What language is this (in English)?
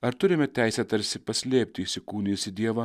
Lithuanian